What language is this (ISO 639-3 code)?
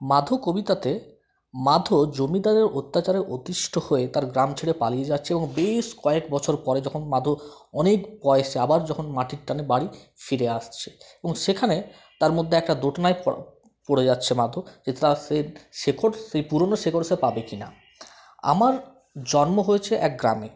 ben